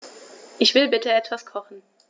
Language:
German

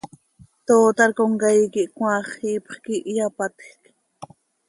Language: Seri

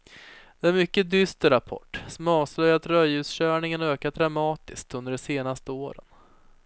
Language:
Swedish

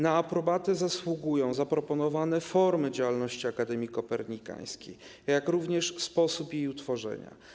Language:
Polish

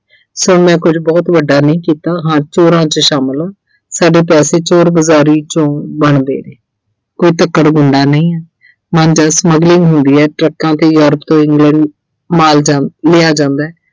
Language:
Punjabi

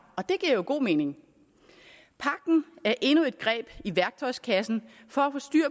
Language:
Danish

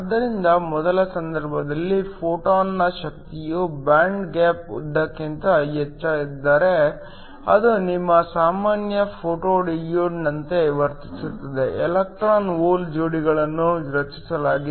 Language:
Kannada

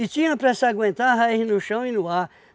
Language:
Portuguese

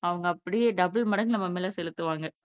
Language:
Tamil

